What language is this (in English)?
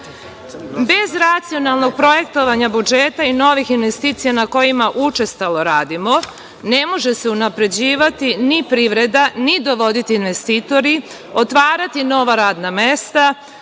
Serbian